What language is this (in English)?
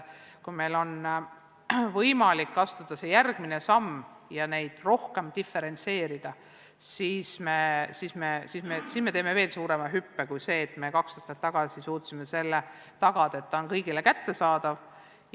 Estonian